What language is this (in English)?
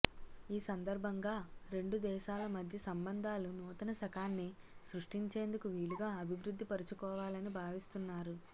Telugu